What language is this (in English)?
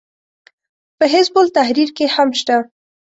Pashto